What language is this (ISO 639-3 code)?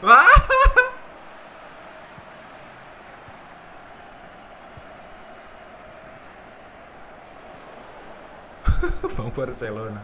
ind